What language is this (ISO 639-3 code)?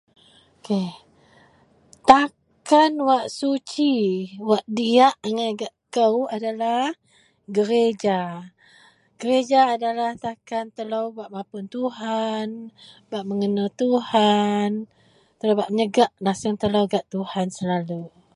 mel